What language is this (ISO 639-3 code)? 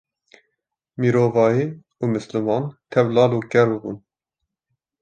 kur